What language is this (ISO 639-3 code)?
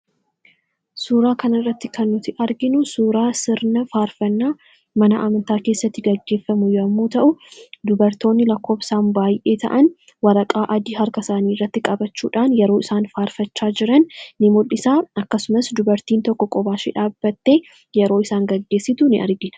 orm